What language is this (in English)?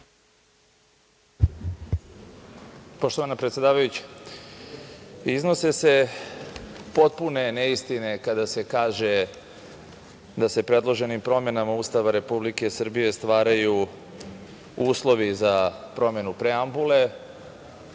Serbian